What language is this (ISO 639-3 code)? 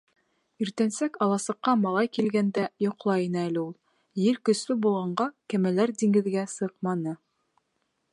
bak